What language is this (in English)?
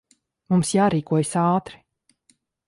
Latvian